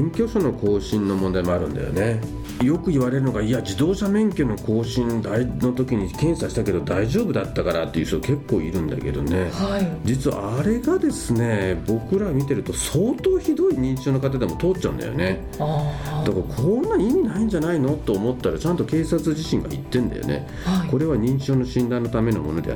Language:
Japanese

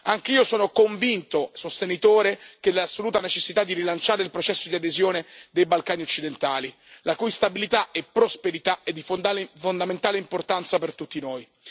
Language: Italian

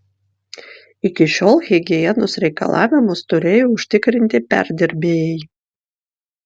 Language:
Lithuanian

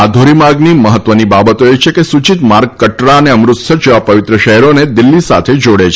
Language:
Gujarati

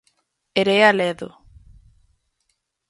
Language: Galician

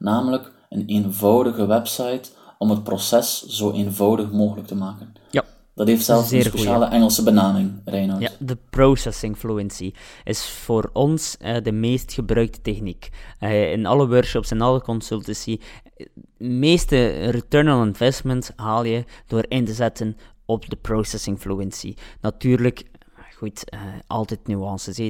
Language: Dutch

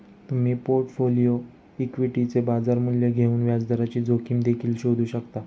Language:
Marathi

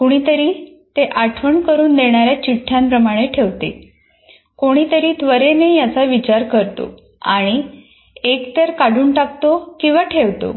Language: Marathi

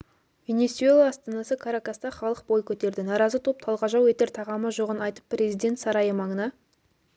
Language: Kazakh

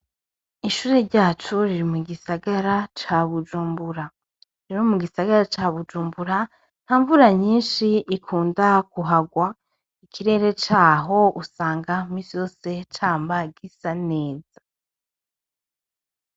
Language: Rundi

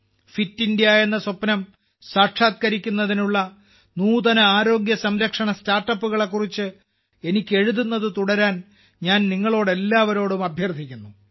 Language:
Malayalam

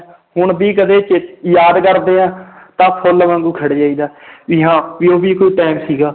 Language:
Punjabi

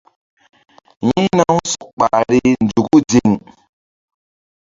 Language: Mbum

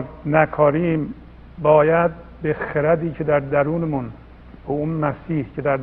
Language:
Persian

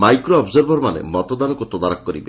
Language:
Odia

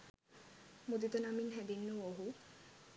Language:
Sinhala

